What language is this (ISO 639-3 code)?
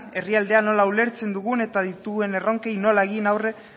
eus